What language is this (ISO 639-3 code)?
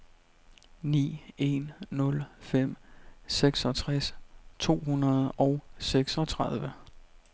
dan